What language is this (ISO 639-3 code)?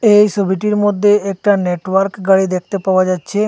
ben